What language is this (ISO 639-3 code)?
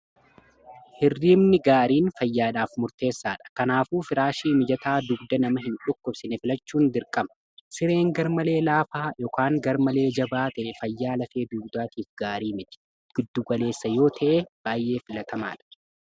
orm